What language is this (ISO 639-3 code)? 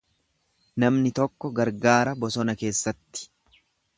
orm